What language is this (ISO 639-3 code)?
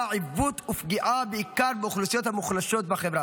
heb